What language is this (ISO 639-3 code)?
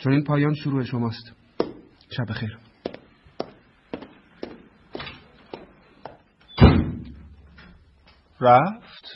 fas